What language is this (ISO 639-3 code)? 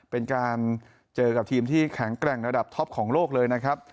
tha